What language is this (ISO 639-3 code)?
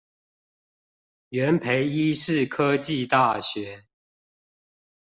zho